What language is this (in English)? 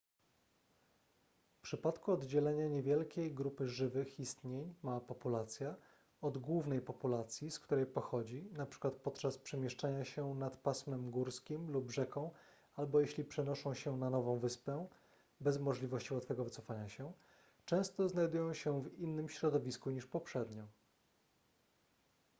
Polish